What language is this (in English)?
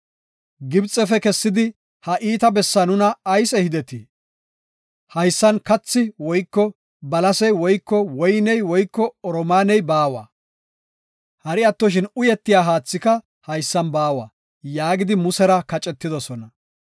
Gofa